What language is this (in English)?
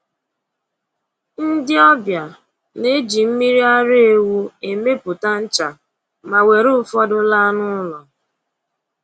Igbo